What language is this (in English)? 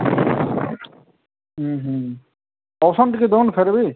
Odia